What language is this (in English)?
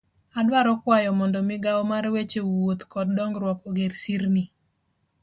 Luo (Kenya and Tanzania)